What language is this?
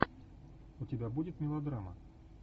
Russian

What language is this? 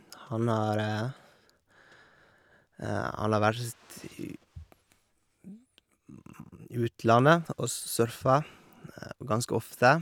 Norwegian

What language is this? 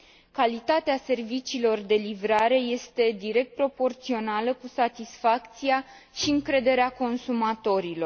Romanian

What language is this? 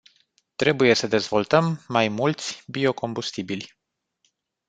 Romanian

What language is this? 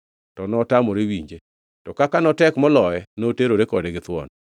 Luo (Kenya and Tanzania)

